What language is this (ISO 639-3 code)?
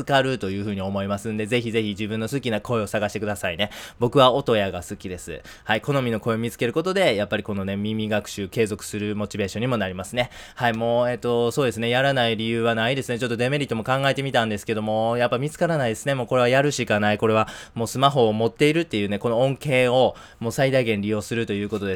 jpn